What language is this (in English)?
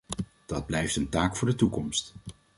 Dutch